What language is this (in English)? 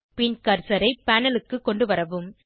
Tamil